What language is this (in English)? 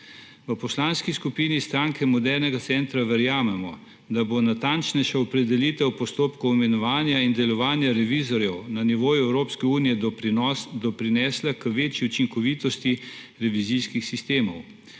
Slovenian